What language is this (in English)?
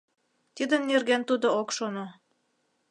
Mari